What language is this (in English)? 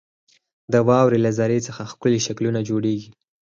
Pashto